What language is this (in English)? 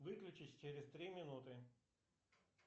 Russian